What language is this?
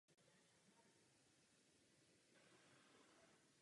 Czech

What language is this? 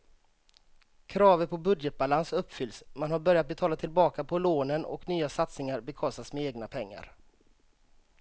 Swedish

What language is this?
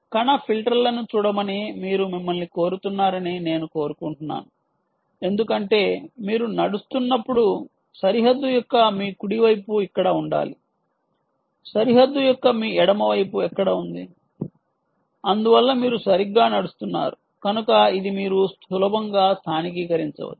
Telugu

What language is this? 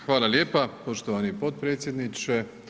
Croatian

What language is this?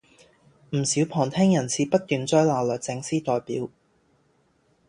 Cantonese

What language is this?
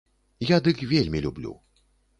Belarusian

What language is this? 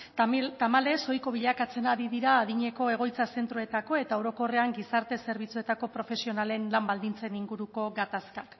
Basque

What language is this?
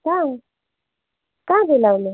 Nepali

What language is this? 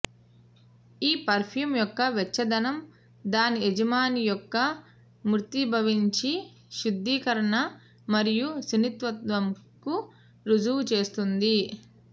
Telugu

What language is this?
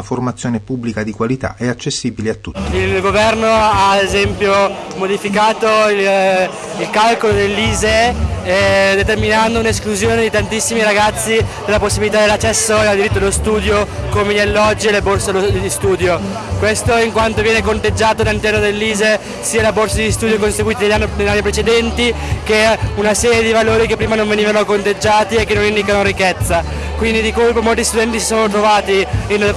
Italian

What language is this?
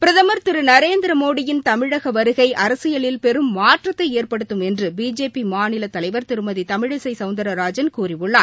Tamil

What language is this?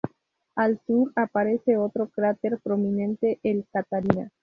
Spanish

